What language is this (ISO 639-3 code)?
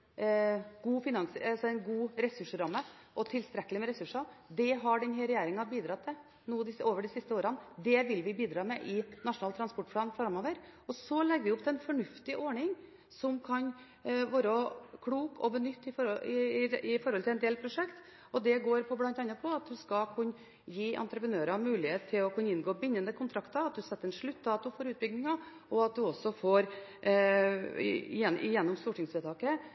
nob